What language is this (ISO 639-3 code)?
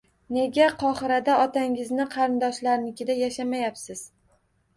uzb